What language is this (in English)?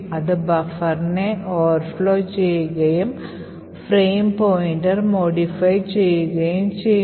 Malayalam